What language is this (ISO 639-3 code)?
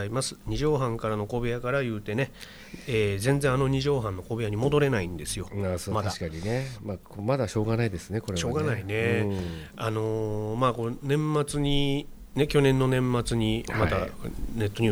jpn